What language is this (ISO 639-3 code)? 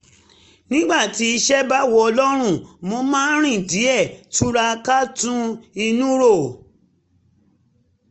yor